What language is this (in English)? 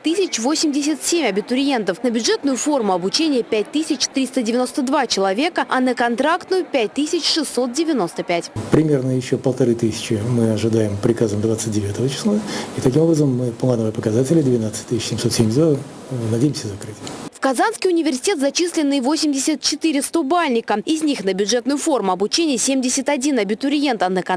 Russian